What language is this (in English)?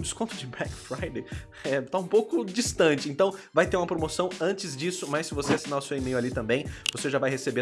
Portuguese